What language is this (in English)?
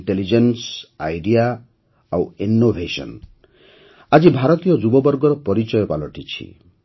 Odia